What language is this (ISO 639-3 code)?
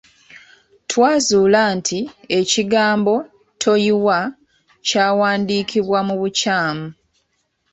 lug